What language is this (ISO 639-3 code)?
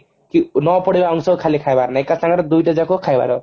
ori